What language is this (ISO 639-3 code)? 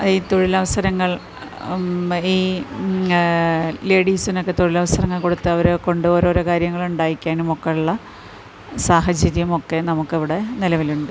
mal